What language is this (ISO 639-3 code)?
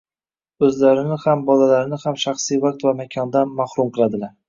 uzb